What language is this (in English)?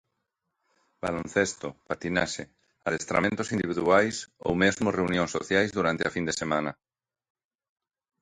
Galician